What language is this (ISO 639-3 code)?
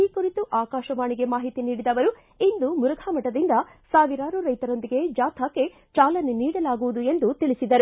kan